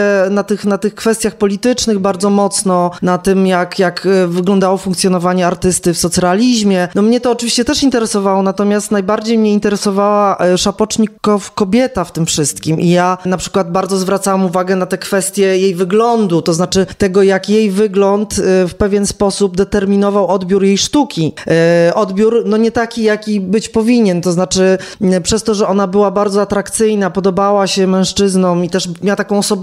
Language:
Polish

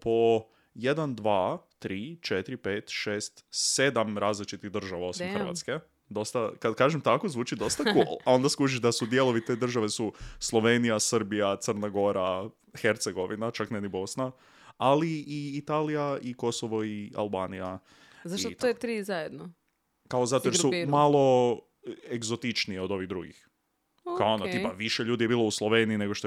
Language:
Croatian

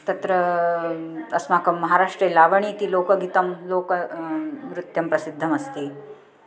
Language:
Sanskrit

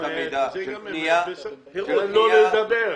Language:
Hebrew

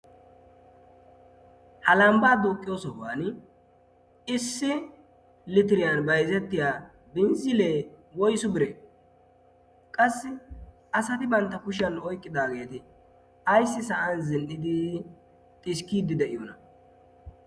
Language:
Wolaytta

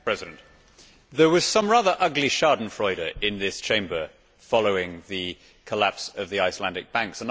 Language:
English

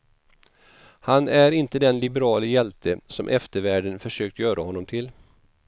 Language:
Swedish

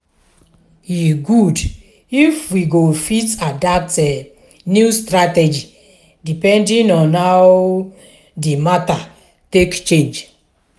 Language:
Nigerian Pidgin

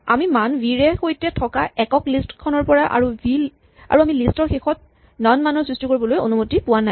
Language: Assamese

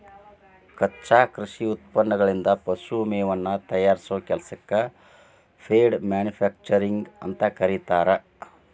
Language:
Kannada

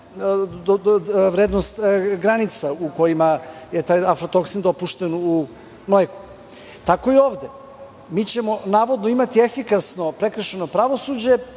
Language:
Serbian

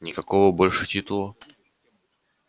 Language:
Russian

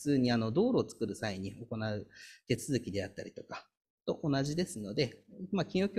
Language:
Japanese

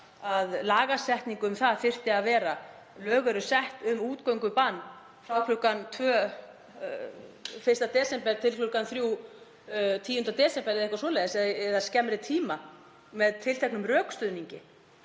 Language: Icelandic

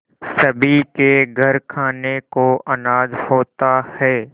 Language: Hindi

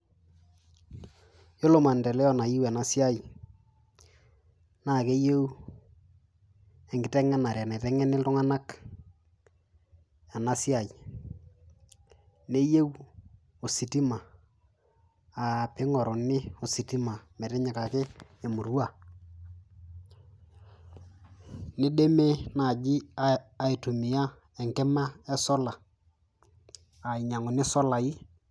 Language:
Masai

